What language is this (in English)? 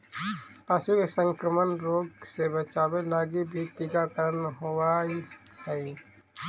Magahi